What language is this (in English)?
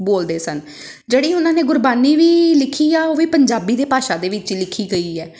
Punjabi